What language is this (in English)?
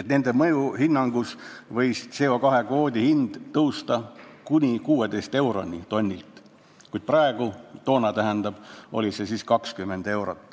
Estonian